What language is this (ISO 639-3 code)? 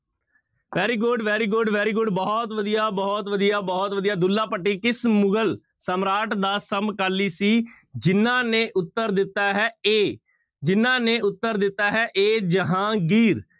pan